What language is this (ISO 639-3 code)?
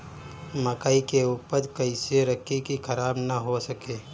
bho